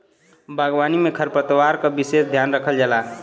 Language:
Bhojpuri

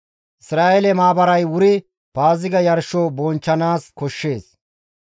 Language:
Gamo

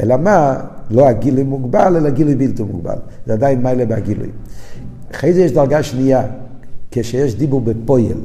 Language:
Hebrew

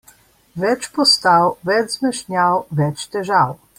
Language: Slovenian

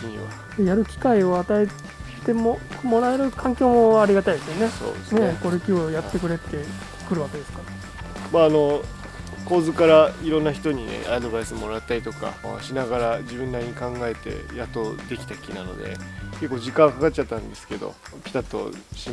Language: Japanese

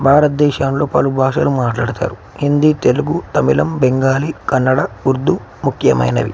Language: Telugu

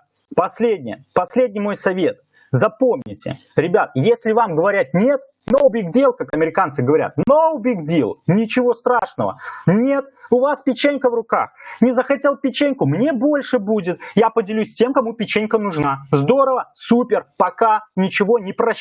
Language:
Russian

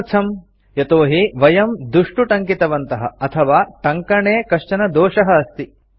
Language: Sanskrit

